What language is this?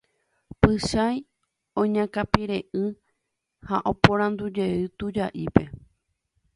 Guarani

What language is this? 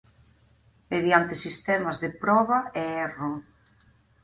Galician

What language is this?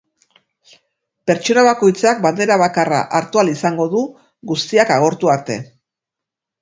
Basque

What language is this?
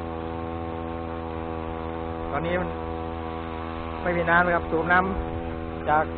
Thai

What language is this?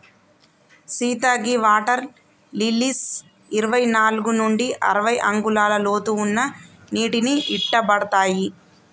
Telugu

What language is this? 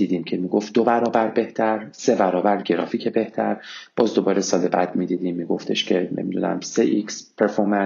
Persian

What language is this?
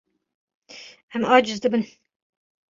Kurdish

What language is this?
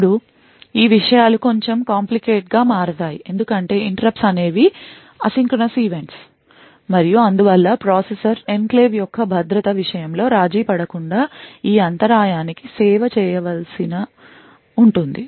Telugu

